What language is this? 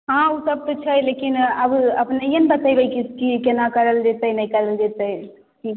Maithili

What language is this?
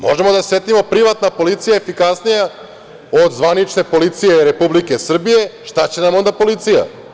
Serbian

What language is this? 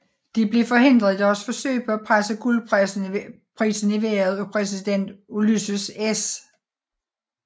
Danish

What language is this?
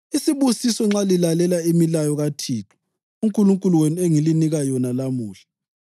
North Ndebele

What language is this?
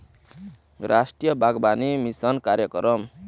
Chhattisgarhi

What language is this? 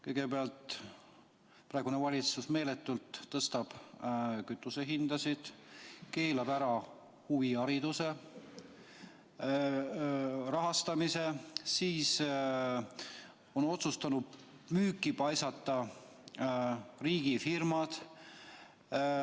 Estonian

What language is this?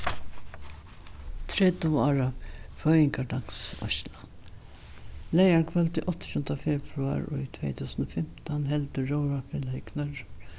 Faroese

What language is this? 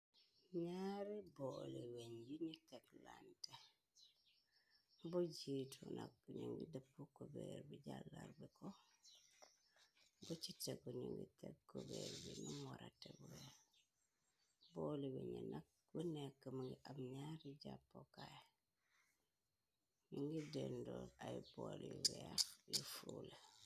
Wolof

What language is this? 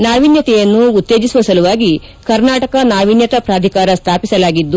Kannada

